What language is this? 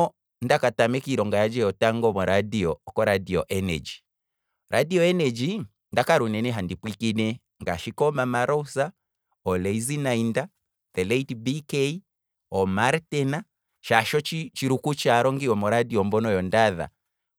Kwambi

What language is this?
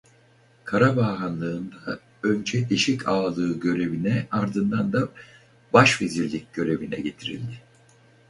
Turkish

